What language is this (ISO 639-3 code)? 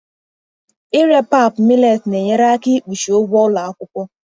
ibo